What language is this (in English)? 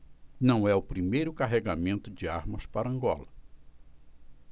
Portuguese